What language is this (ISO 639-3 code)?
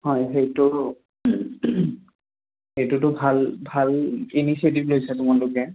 asm